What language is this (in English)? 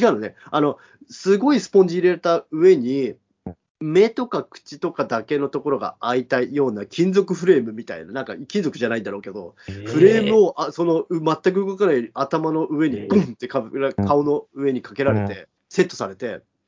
Japanese